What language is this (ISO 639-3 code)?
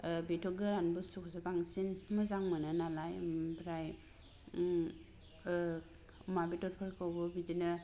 brx